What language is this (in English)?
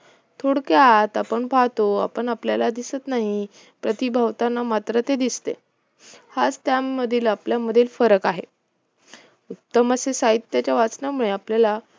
Marathi